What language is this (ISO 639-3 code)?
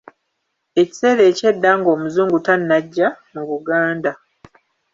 lug